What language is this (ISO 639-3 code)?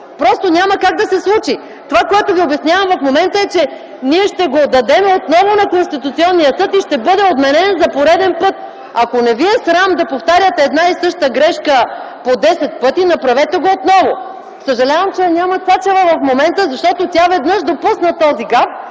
bul